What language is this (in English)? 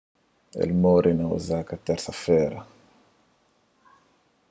Kabuverdianu